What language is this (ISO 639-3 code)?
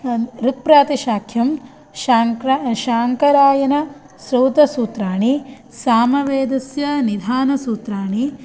san